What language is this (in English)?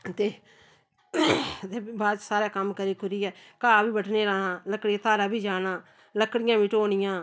Dogri